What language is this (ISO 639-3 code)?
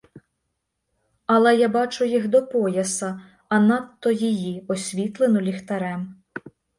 ukr